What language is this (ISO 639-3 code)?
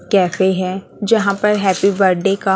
hin